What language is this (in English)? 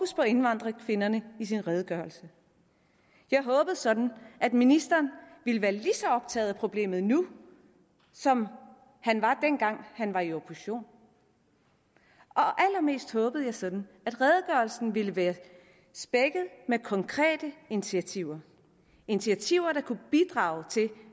Danish